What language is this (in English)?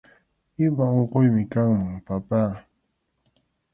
Arequipa-La Unión Quechua